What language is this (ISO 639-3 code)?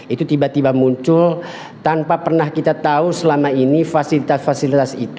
ind